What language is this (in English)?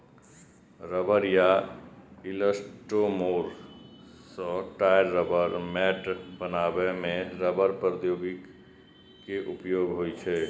Maithili